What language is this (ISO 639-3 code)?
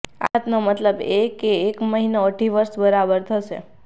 guj